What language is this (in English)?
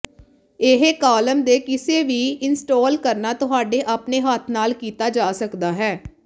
Punjabi